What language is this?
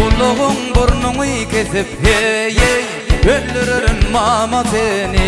Turkish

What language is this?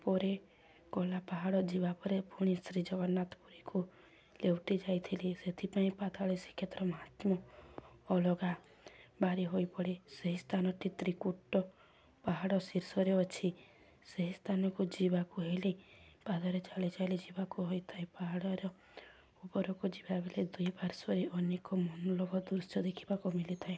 Odia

